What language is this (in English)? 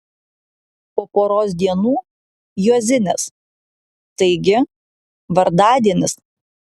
Lithuanian